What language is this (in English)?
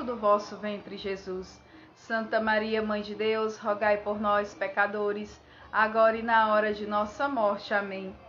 Portuguese